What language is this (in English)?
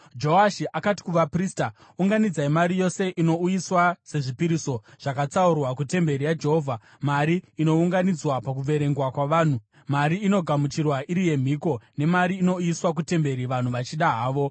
Shona